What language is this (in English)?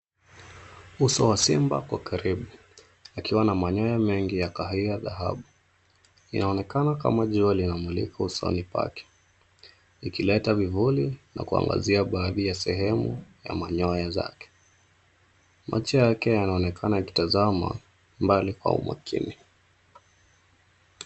Swahili